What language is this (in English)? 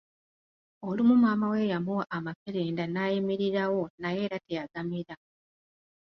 Ganda